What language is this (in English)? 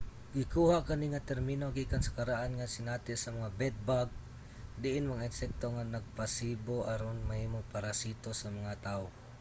Cebuano